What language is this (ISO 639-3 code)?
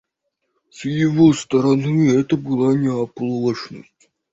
rus